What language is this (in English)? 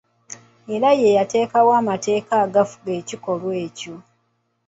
Ganda